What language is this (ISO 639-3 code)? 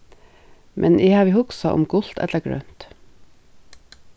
fao